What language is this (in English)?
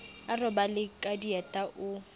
Southern Sotho